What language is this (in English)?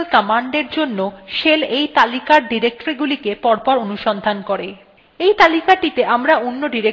Bangla